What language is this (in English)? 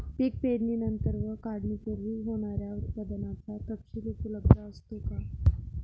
Marathi